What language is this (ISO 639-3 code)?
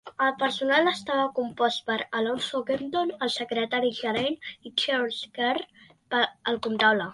cat